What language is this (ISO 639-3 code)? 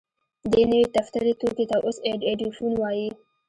pus